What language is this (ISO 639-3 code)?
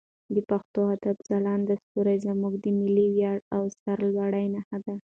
pus